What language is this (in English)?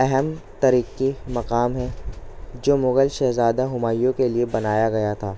Urdu